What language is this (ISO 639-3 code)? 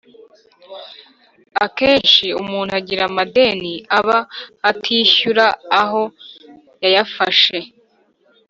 kin